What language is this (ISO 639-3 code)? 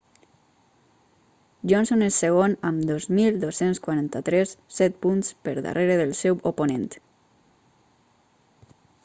cat